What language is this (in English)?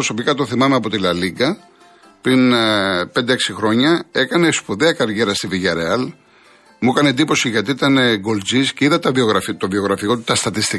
Greek